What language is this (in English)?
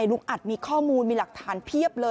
Thai